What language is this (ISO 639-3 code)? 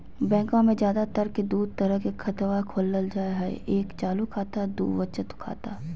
mag